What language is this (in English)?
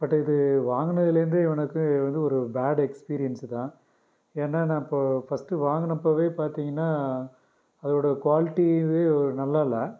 Tamil